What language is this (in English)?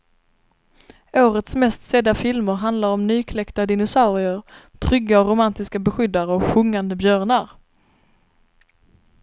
Swedish